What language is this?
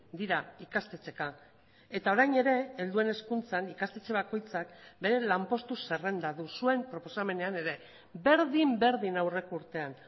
Basque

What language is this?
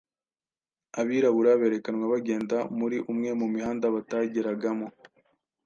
Kinyarwanda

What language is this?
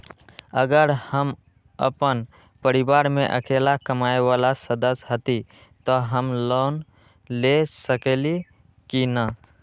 Magahi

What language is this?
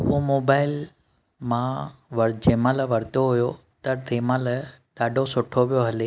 Sindhi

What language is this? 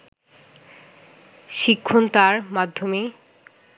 Bangla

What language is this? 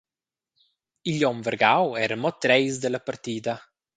Romansh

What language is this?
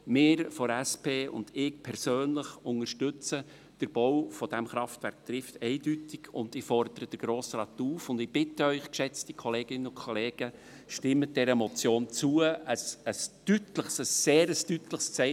Swiss German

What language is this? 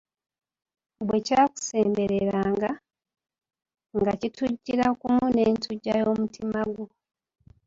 Ganda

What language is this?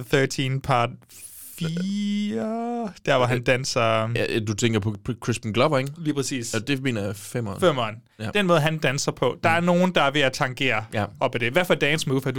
Danish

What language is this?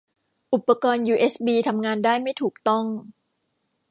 Thai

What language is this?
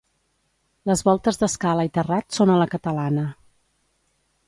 Catalan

